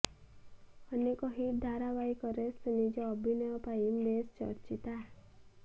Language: Odia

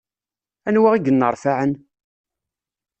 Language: Kabyle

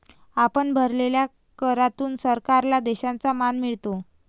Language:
Marathi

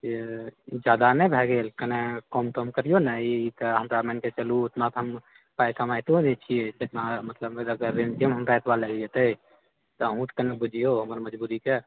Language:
Maithili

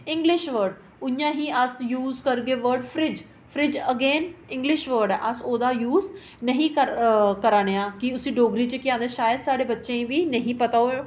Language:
Dogri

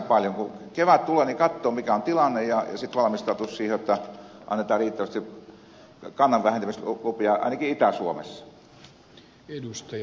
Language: Finnish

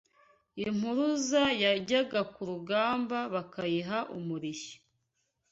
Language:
Kinyarwanda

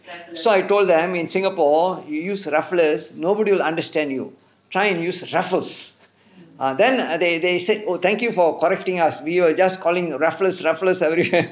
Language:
English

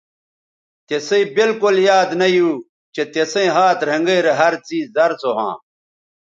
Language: Bateri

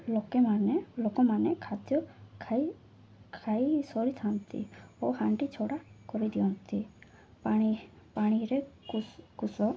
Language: Odia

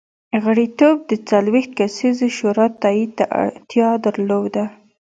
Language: Pashto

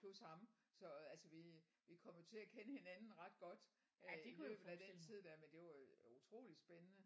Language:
Danish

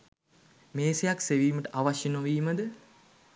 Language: Sinhala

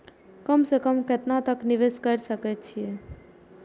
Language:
Maithili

